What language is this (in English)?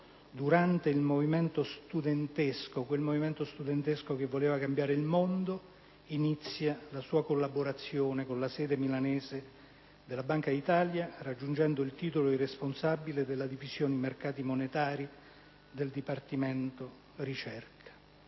Italian